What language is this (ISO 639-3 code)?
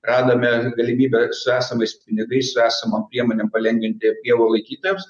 lit